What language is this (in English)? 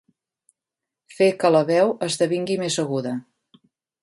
Catalan